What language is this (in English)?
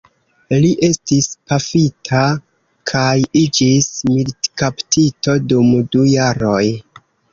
Esperanto